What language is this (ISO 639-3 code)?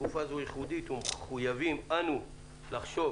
heb